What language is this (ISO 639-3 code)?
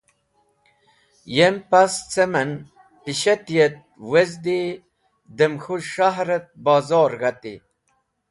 wbl